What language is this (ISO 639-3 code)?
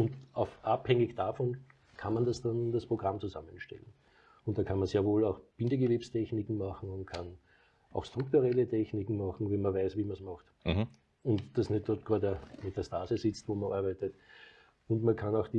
deu